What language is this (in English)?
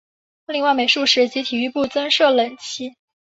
Chinese